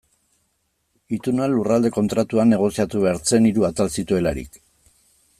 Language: Basque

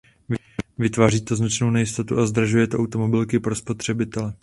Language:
Czech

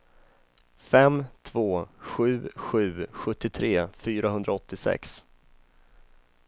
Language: Swedish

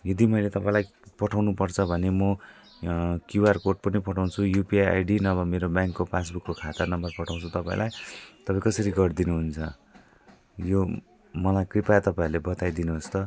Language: Nepali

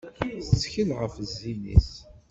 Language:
Kabyle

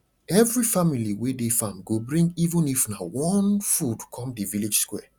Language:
Nigerian Pidgin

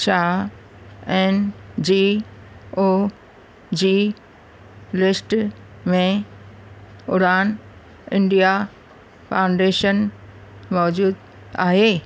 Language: Sindhi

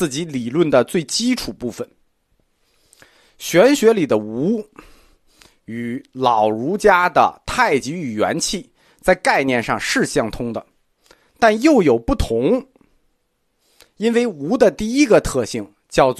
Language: Chinese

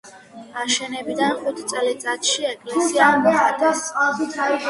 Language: Georgian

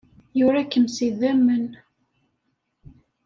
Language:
Kabyle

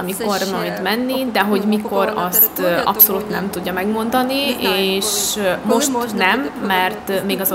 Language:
Hungarian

